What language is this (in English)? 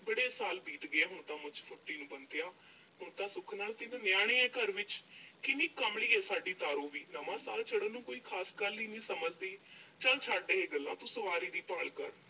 Punjabi